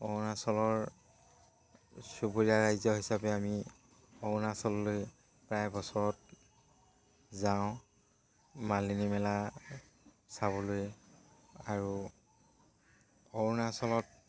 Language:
Assamese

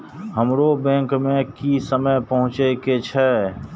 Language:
Maithili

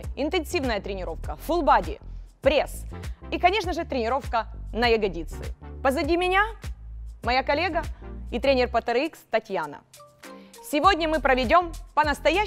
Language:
Russian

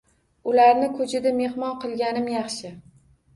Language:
Uzbek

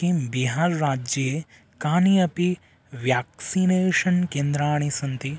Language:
Sanskrit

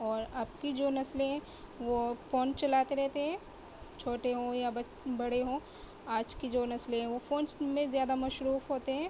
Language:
Urdu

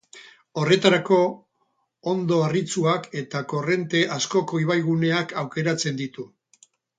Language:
Basque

